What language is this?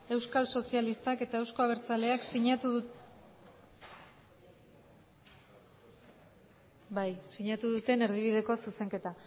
Basque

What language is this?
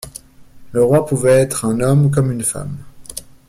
French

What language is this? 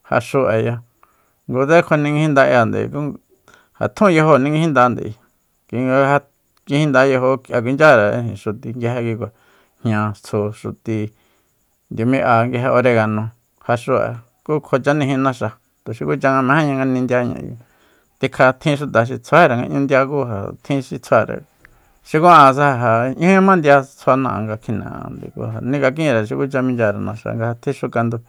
Soyaltepec Mazatec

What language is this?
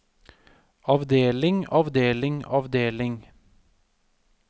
Norwegian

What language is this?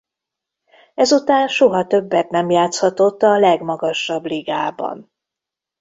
Hungarian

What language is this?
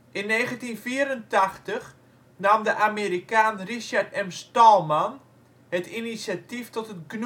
Dutch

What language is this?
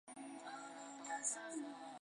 Chinese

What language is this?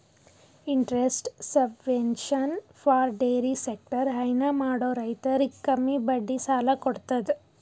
Kannada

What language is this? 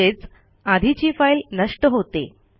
Marathi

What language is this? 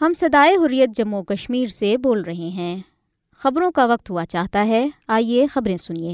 Urdu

